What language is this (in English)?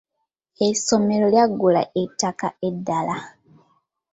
Ganda